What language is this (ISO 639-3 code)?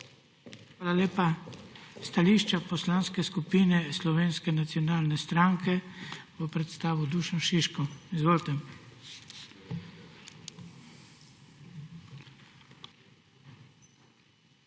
slv